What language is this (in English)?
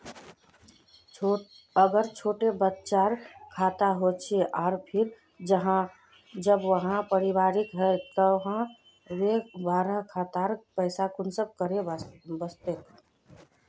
Magahi